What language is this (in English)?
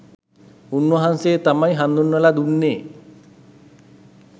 Sinhala